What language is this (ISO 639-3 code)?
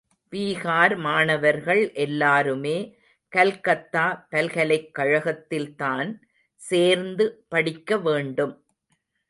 tam